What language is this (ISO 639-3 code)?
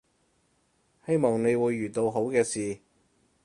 yue